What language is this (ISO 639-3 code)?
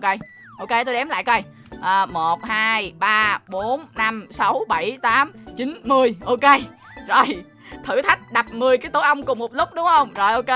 vie